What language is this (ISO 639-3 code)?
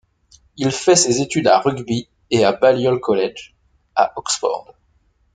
fra